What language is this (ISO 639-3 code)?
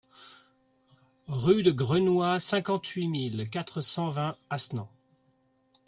fra